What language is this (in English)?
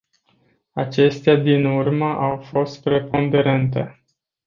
Romanian